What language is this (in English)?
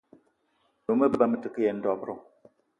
Eton (Cameroon)